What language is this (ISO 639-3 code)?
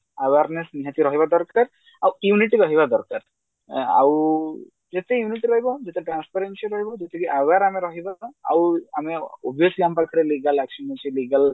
ori